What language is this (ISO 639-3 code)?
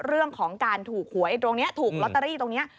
tha